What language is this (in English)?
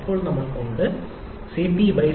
Malayalam